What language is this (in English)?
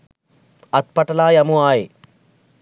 Sinhala